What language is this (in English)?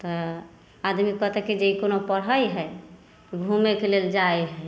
Maithili